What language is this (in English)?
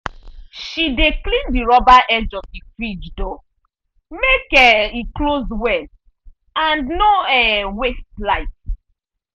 Nigerian Pidgin